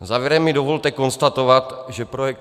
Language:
Czech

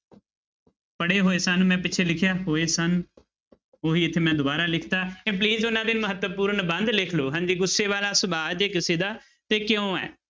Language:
Punjabi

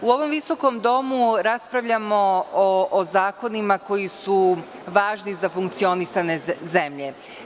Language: Serbian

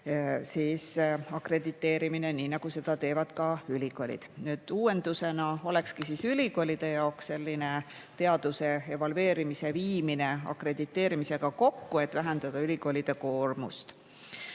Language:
Estonian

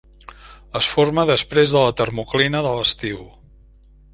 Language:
Catalan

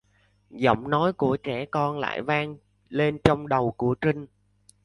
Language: Vietnamese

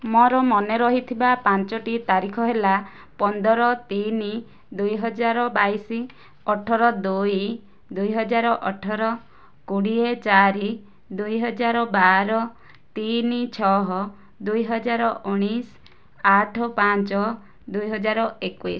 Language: Odia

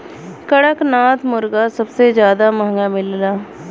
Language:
Bhojpuri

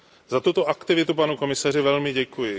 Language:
Czech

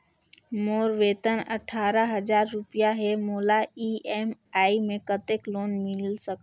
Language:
Chhattisgarhi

